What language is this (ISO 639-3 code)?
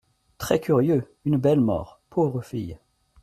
fra